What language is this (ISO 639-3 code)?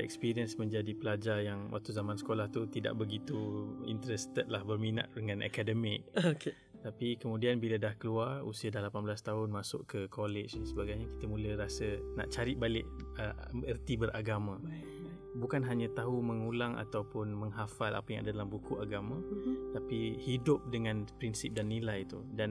msa